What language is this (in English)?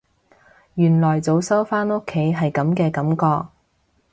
Cantonese